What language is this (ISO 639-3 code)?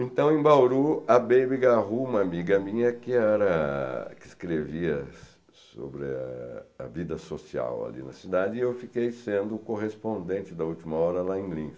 por